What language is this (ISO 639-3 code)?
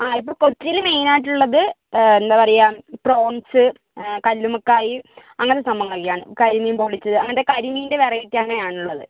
mal